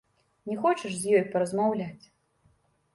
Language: Belarusian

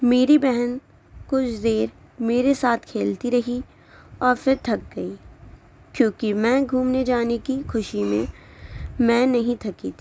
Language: Urdu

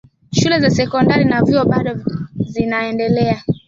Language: Swahili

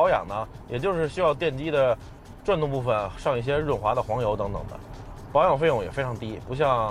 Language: Chinese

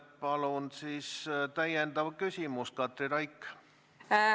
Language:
Estonian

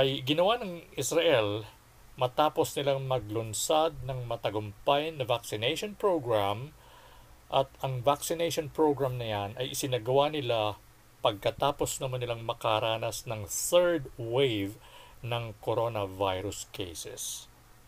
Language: Filipino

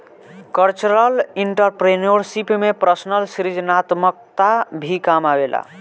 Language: Bhojpuri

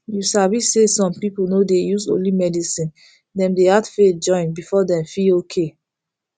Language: Nigerian Pidgin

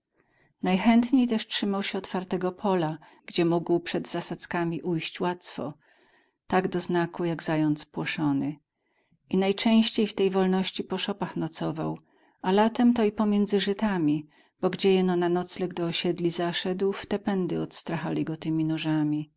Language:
Polish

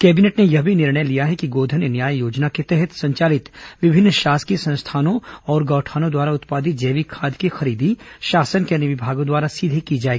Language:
Hindi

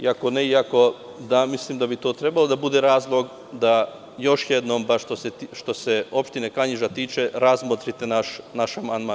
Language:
Serbian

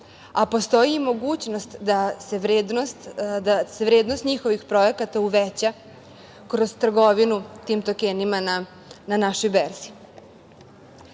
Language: Serbian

